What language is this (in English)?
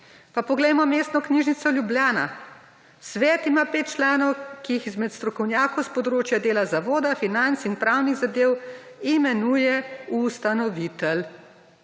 Slovenian